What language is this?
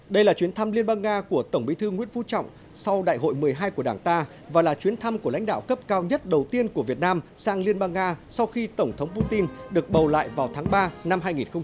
Vietnamese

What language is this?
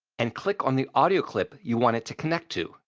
English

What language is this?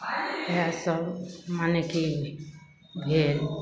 Maithili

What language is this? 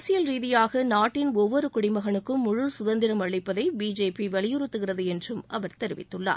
Tamil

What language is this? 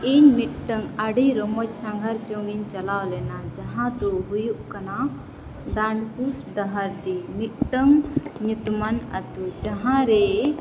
Santali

